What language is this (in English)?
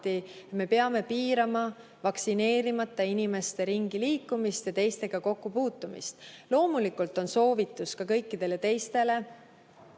Estonian